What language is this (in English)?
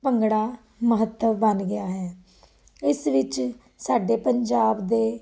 Punjabi